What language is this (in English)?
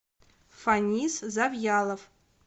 Russian